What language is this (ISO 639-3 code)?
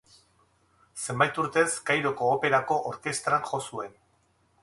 eus